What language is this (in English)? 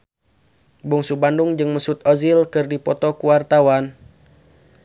Sundanese